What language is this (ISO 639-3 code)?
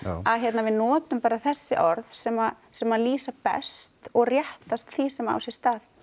isl